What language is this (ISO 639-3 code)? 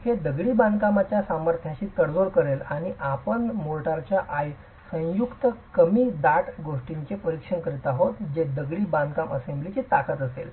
mar